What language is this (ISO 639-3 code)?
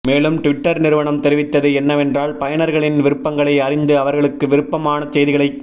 tam